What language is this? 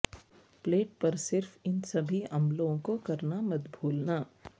Urdu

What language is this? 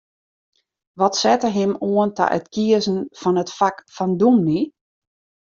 Western Frisian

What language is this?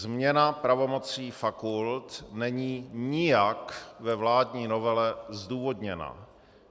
Czech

